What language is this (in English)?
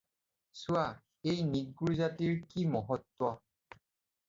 Assamese